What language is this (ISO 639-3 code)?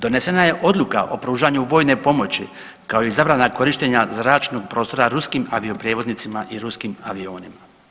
hrv